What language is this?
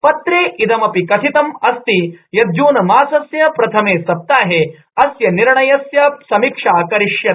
Sanskrit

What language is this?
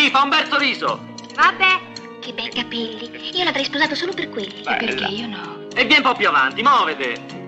Italian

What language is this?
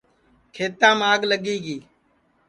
Sansi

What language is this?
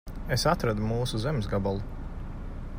Latvian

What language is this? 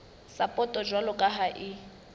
Southern Sotho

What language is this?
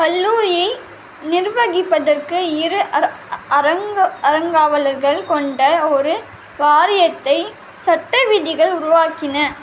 Tamil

